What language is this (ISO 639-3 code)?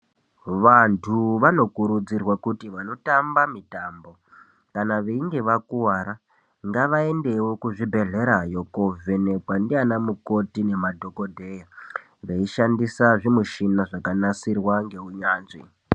ndc